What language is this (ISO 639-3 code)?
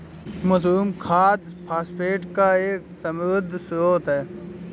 hin